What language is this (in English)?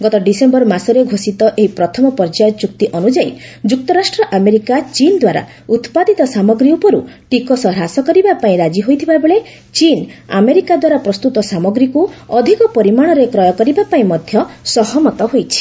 Odia